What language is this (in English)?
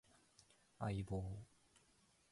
Japanese